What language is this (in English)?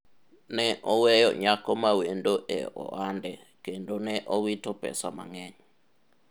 Luo (Kenya and Tanzania)